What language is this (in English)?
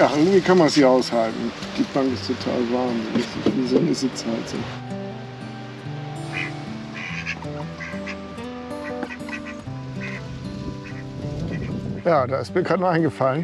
German